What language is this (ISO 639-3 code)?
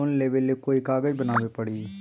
mag